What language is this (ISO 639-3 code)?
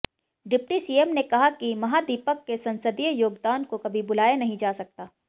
hin